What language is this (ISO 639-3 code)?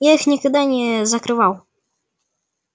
rus